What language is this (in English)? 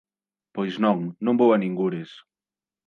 Galician